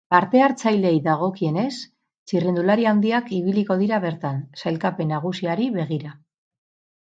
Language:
Basque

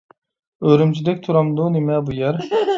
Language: Uyghur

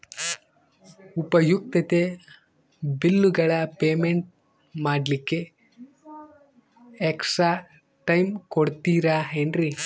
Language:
Kannada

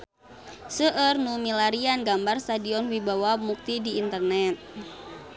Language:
Sundanese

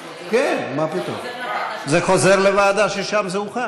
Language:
Hebrew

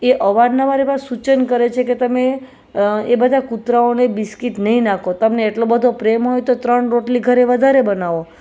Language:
Gujarati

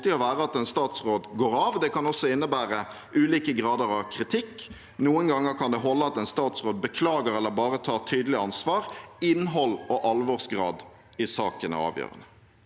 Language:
Norwegian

